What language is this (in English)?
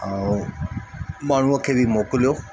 Sindhi